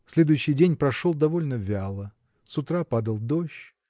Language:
Russian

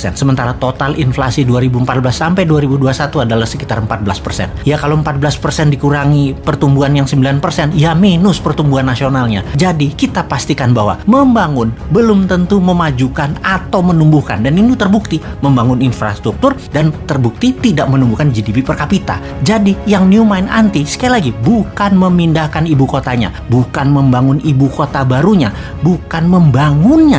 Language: Indonesian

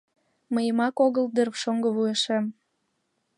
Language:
Mari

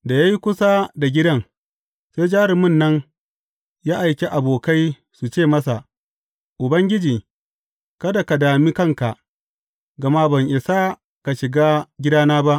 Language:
Hausa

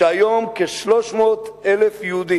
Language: Hebrew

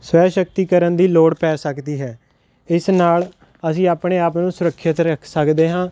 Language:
Punjabi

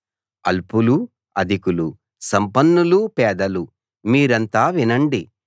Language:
Telugu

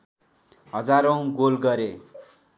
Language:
Nepali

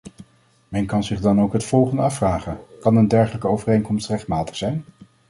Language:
Dutch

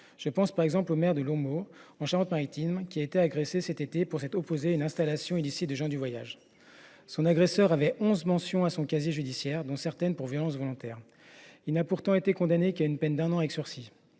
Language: French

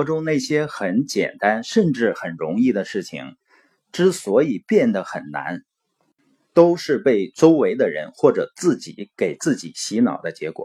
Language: Chinese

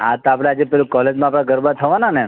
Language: Gujarati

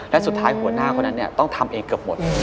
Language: Thai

